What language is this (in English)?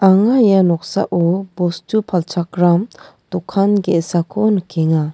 Garo